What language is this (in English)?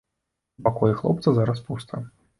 Belarusian